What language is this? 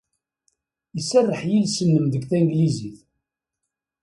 Kabyle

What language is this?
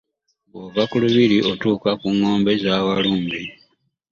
Ganda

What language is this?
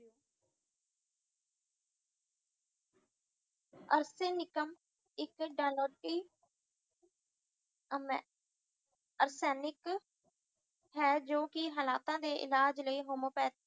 Punjabi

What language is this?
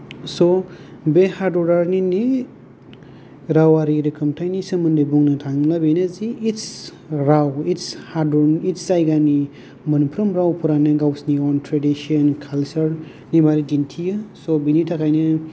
Bodo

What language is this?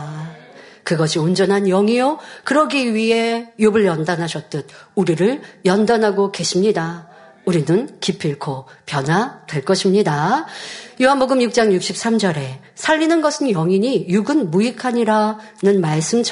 Korean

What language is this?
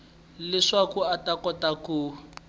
Tsonga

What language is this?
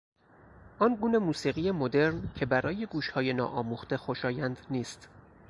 Persian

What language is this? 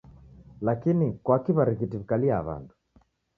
Taita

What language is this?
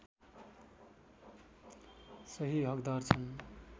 Nepali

